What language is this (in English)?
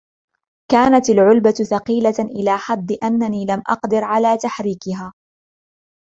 Arabic